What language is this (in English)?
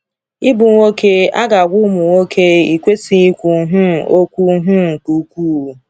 Igbo